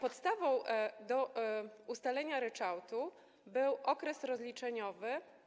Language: Polish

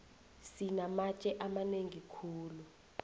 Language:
South Ndebele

